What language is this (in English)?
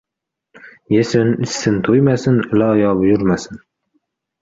Uzbek